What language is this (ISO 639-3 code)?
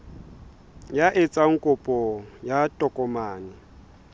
sot